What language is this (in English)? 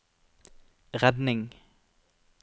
Norwegian